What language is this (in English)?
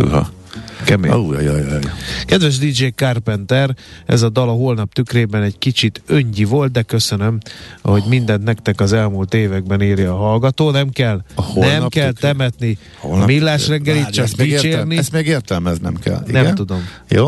Hungarian